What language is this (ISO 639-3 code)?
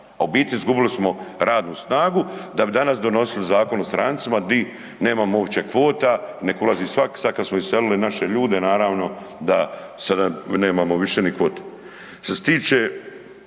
hrv